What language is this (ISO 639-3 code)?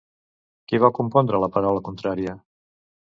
cat